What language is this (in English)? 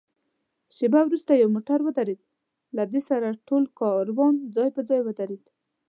Pashto